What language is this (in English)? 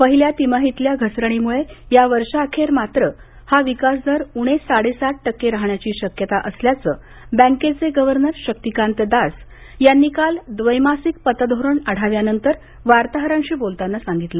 Marathi